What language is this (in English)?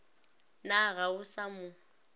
Northern Sotho